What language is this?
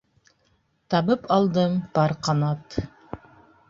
Bashkir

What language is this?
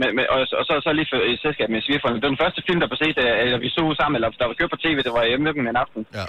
Danish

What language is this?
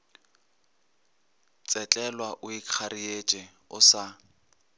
Northern Sotho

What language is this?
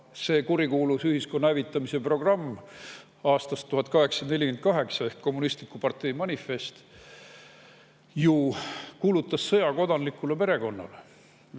Estonian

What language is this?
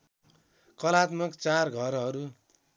Nepali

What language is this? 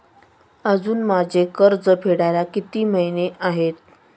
Marathi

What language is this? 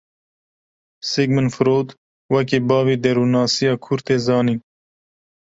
Kurdish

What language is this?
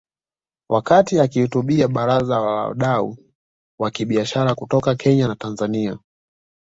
Swahili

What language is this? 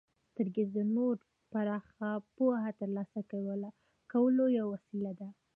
Pashto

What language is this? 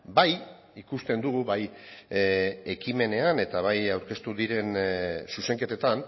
Basque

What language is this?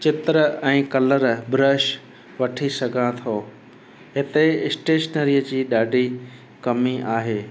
Sindhi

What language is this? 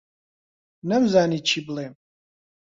Central Kurdish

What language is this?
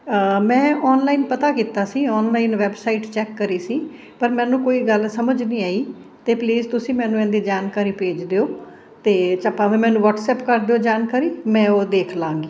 Punjabi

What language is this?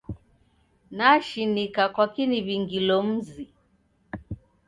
Taita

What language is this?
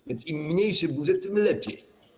Polish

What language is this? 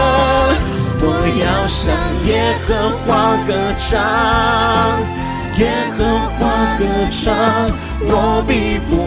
Chinese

